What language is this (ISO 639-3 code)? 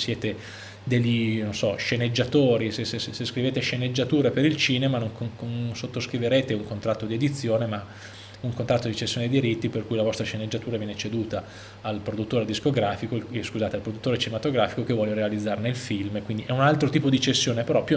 ita